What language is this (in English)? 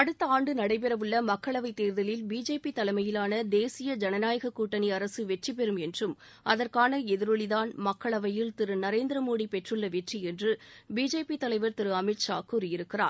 Tamil